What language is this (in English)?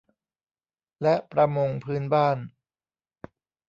Thai